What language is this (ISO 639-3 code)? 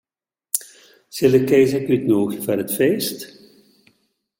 fry